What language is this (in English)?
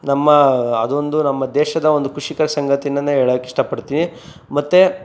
Kannada